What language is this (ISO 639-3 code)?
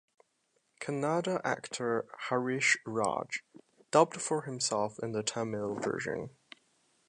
eng